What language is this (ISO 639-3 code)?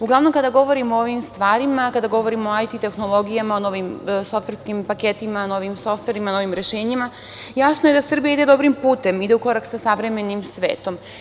srp